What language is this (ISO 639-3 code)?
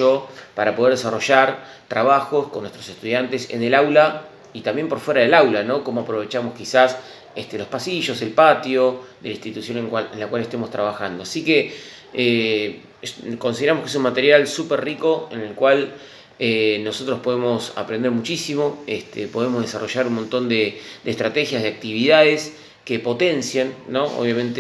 spa